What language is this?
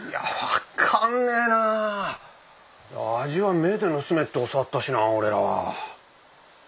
Japanese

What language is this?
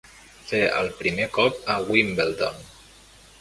Catalan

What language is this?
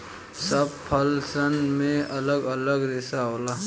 Bhojpuri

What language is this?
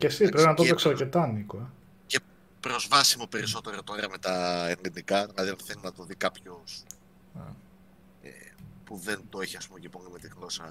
Greek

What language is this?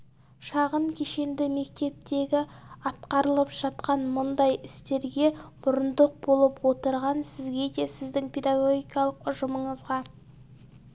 Kazakh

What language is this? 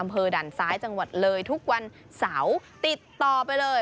Thai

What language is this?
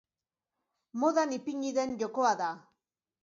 Basque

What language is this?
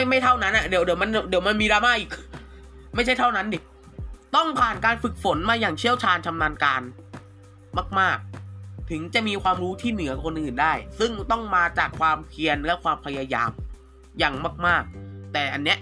Thai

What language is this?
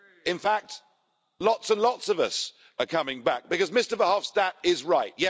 English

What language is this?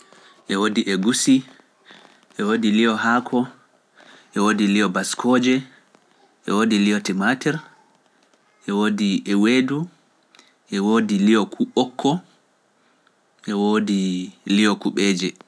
Pular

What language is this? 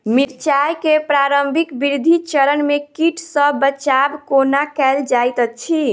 Maithili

